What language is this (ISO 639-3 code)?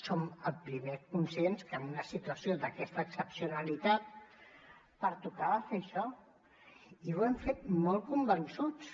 cat